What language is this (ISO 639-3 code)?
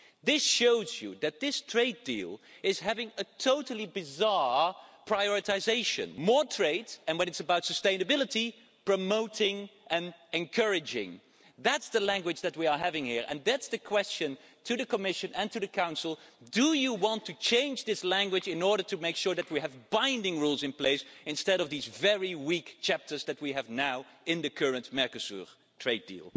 eng